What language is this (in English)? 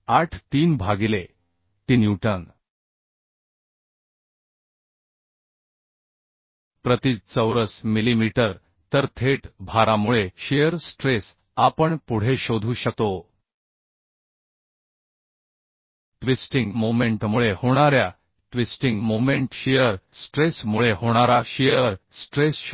Marathi